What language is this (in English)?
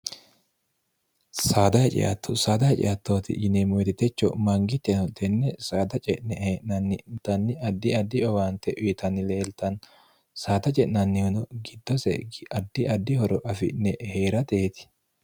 Sidamo